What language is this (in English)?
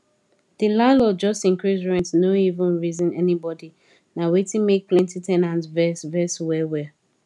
Nigerian Pidgin